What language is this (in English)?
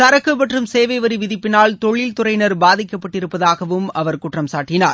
Tamil